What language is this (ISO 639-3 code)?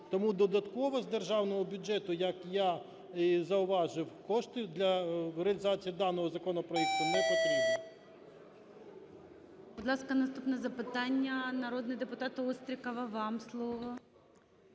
ukr